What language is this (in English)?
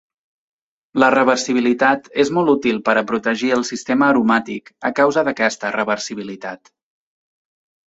Catalan